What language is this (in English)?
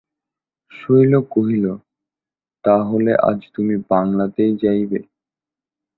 Bangla